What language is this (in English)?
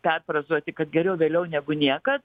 Lithuanian